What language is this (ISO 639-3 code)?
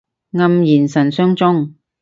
yue